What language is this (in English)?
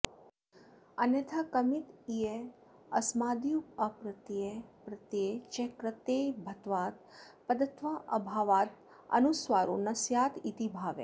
Sanskrit